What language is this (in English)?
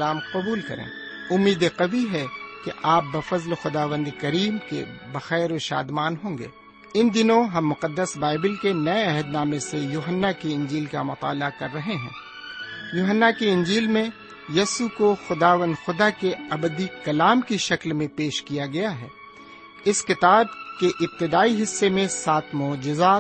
Urdu